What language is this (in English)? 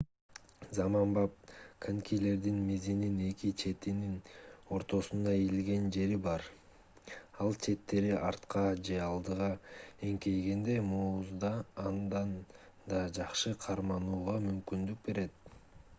Kyrgyz